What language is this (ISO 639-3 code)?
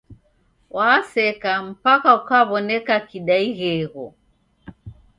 dav